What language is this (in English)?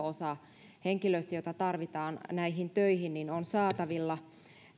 Finnish